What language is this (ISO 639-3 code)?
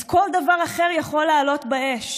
heb